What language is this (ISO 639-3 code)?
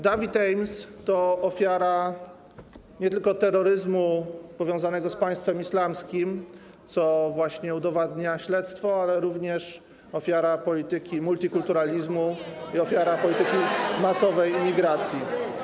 pol